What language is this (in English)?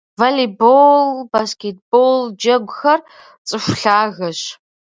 Kabardian